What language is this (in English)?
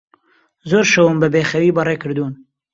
Central Kurdish